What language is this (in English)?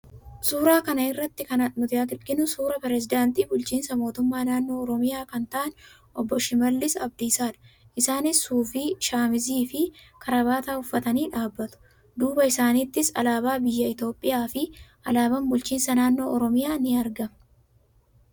Oromo